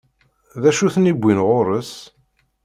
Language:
Kabyle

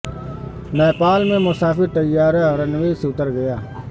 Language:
Urdu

